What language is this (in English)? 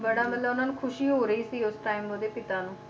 Punjabi